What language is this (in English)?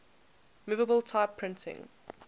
English